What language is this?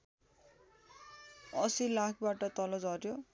Nepali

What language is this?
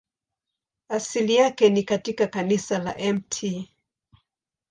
Swahili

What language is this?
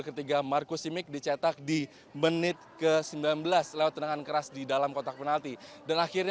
Indonesian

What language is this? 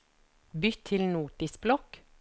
Norwegian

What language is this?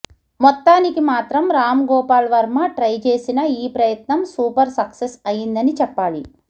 Telugu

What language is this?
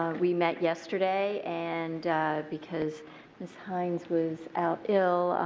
English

